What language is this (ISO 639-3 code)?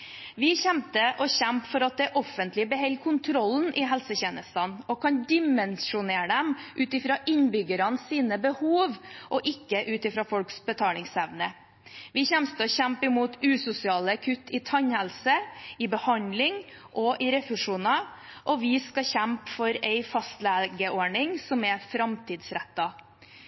nob